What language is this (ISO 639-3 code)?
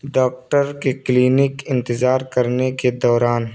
urd